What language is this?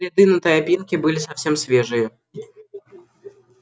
Russian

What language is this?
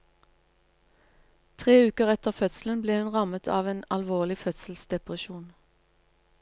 Norwegian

